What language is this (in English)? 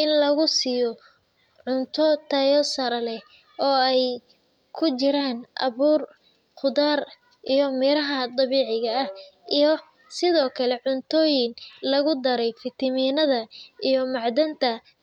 Somali